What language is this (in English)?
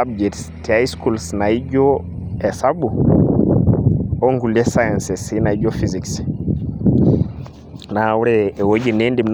Masai